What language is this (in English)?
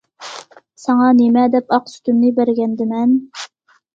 Uyghur